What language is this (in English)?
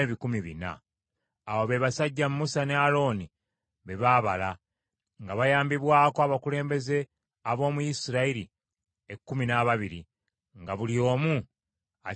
Ganda